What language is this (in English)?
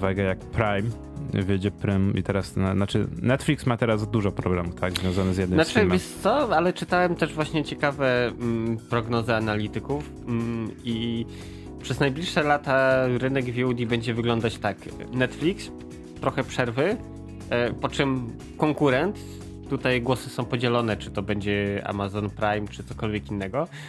Polish